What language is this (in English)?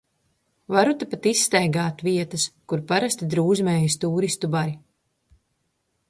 Latvian